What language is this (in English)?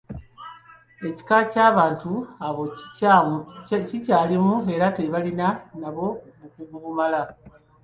Ganda